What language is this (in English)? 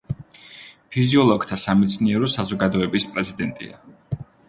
Georgian